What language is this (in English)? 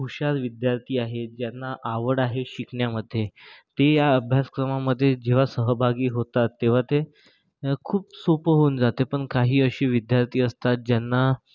Marathi